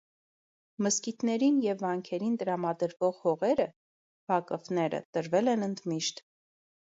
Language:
Armenian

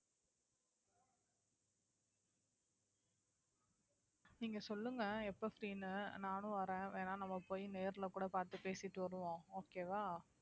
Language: Tamil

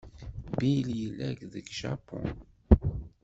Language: Kabyle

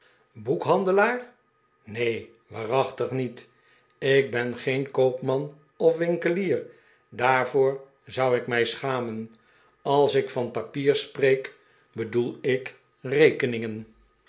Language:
Dutch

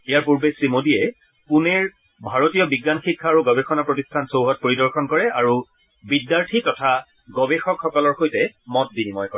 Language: Assamese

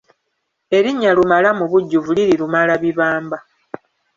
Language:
Ganda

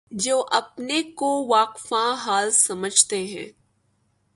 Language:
Urdu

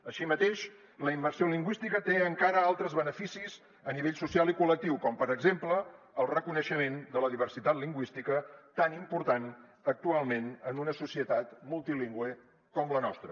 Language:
Catalan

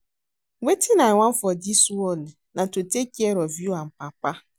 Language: Nigerian Pidgin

